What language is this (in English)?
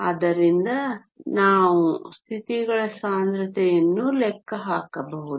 Kannada